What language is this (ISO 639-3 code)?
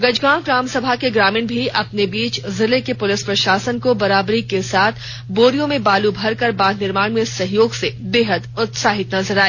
hin